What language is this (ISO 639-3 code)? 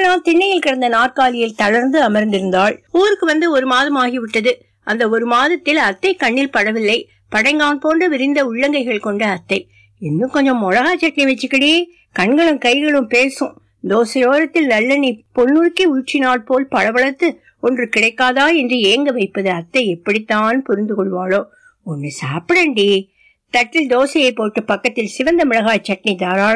tam